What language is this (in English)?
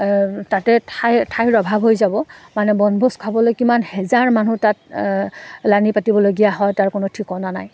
Assamese